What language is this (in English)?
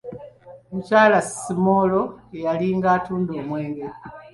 Ganda